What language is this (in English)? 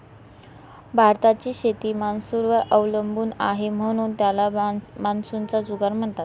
Marathi